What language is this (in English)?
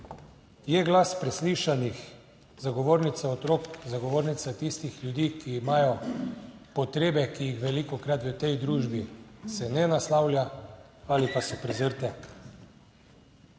Slovenian